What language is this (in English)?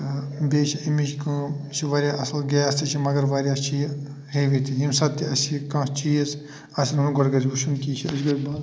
Kashmiri